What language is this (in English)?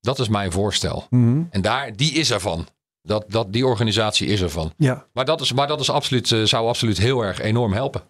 Dutch